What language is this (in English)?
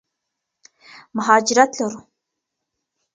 Pashto